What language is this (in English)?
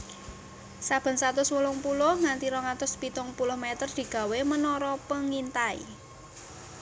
Javanese